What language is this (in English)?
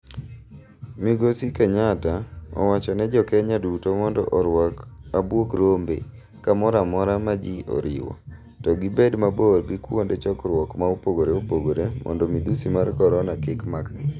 Luo (Kenya and Tanzania)